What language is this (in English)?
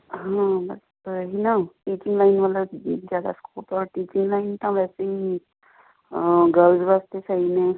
Punjabi